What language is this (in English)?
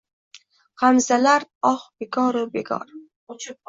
Uzbek